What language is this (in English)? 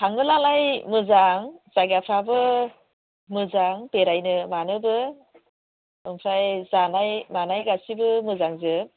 Bodo